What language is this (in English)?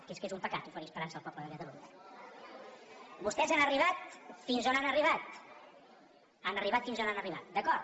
Catalan